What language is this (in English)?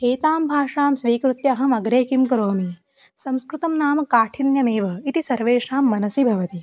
Sanskrit